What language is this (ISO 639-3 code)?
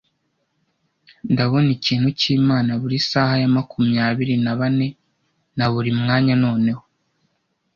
kin